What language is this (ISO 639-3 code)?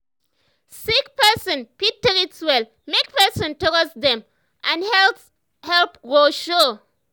pcm